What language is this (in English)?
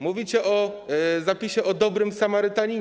Polish